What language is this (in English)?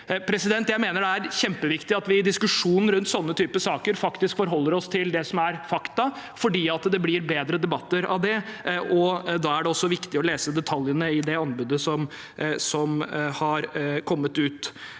Norwegian